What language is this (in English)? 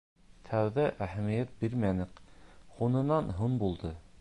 Bashkir